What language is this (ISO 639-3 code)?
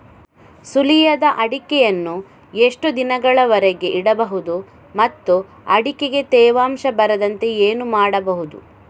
kan